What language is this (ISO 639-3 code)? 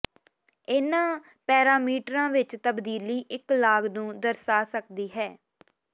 pan